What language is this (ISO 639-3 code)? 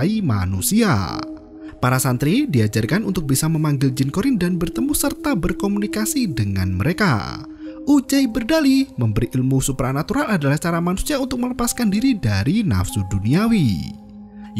ind